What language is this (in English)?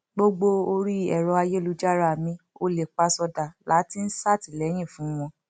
Yoruba